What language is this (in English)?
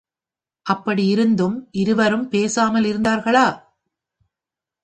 Tamil